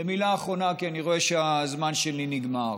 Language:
Hebrew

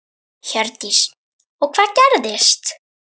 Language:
Icelandic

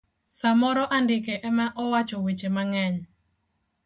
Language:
Luo (Kenya and Tanzania)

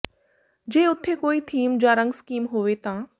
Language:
Punjabi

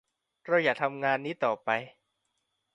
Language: Thai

